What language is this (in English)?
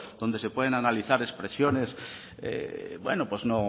Spanish